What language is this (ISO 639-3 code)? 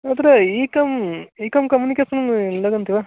san